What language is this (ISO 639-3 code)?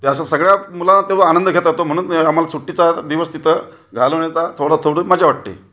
mar